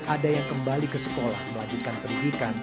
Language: Indonesian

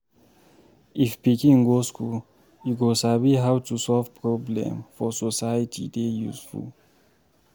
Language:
Nigerian Pidgin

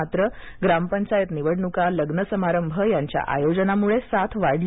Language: Marathi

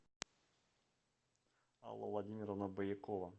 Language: Russian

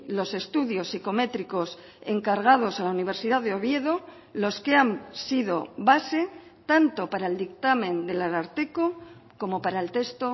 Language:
Spanish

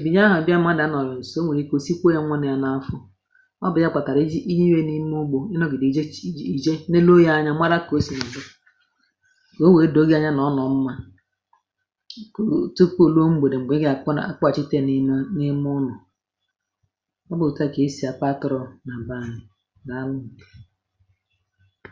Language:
Igbo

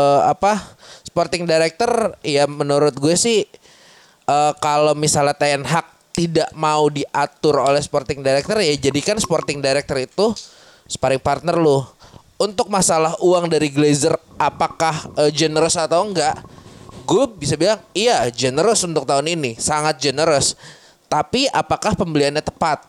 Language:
Indonesian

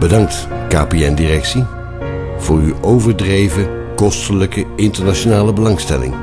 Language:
Dutch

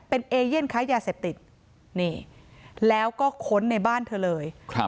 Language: Thai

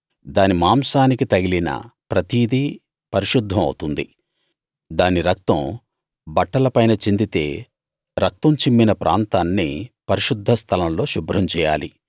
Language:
Telugu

